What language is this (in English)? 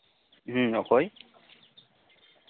Santali